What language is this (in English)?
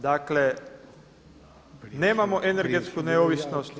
Croatian